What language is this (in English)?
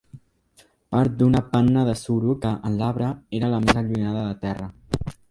Catalan